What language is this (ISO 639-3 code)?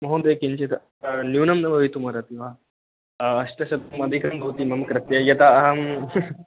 san